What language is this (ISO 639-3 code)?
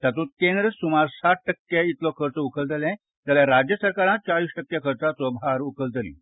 kok